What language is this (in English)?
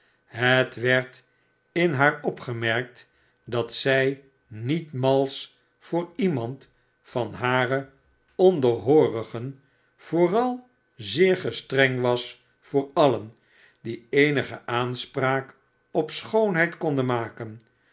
Dutch